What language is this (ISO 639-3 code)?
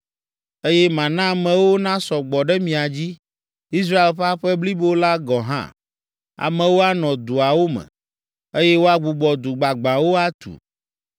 ewe